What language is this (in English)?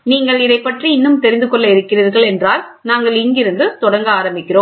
Tamil